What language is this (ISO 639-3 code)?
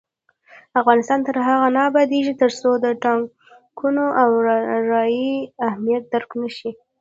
pus